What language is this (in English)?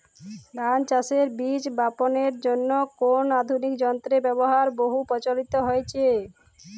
Bangla